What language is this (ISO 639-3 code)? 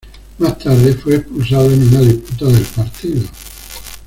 spa